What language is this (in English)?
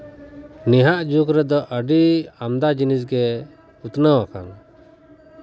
Santali